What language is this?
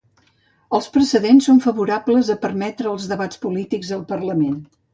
Catalan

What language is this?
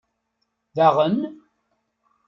Kabyle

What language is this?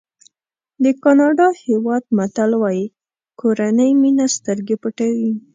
Pashto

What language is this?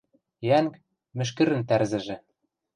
Western Mari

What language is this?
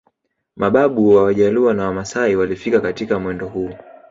Swahili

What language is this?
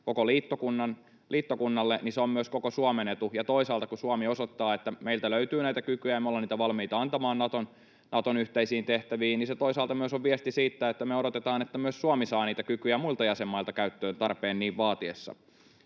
Finnish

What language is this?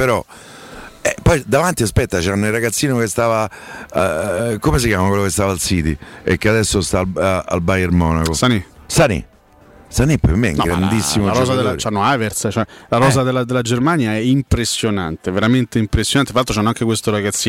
Italian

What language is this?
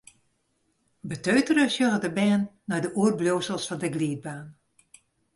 Western Frisian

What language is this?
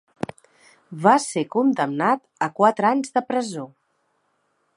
Catalan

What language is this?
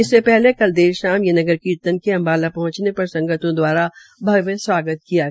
Hindi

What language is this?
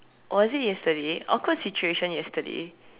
English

